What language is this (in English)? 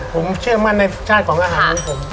Thai